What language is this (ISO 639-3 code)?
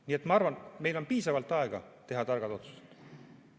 est